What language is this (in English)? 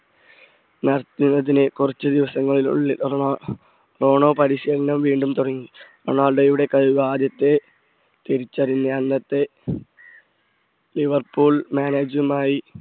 Malayalam